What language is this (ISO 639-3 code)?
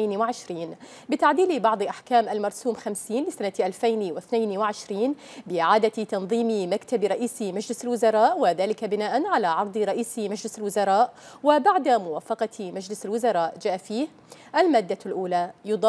ara